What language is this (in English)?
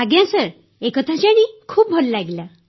Odia